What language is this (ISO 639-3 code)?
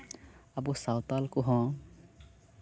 sat